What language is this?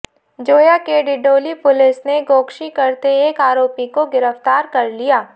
Hindi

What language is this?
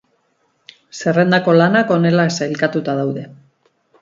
Basque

